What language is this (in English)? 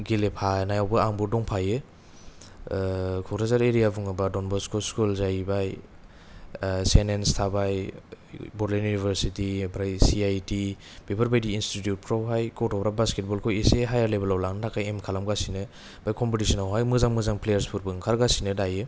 Bodo